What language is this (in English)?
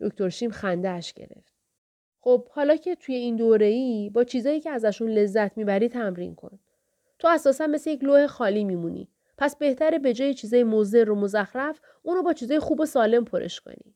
Persian